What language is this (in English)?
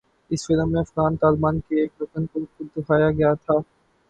Urdu